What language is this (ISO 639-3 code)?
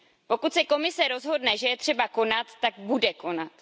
ces